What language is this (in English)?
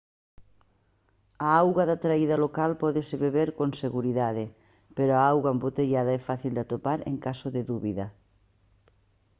Galician